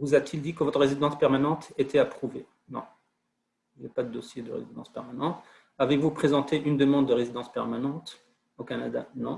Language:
French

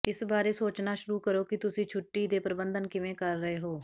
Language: Punjabi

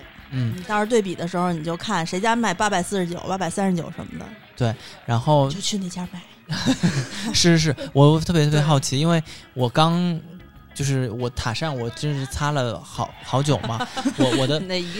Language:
Chinese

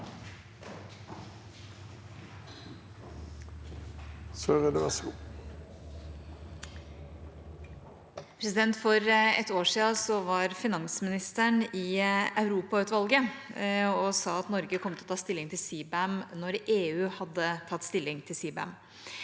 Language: Norwegian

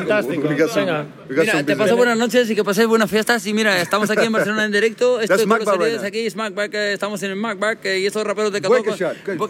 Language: English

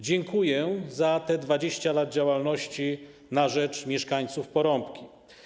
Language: Polish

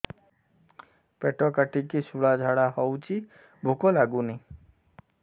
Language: Odia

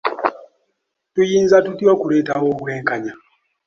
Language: Ganda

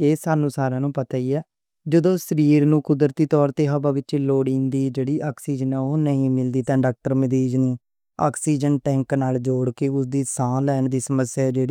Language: Western Panjabi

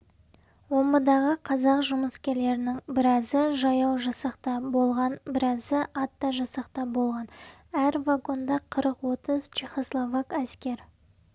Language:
Kazakh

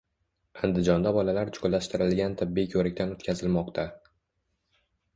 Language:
Uzbek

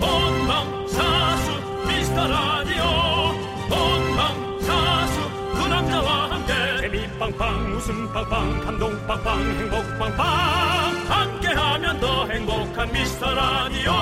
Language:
Korean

